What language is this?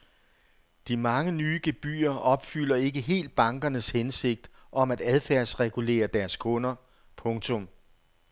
Danish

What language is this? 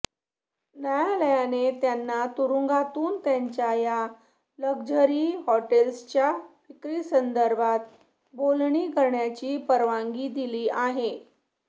Marathi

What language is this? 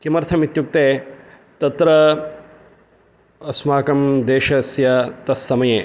Sanskrit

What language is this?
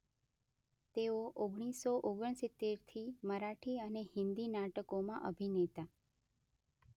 Gujarati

